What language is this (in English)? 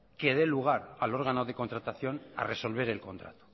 Spanish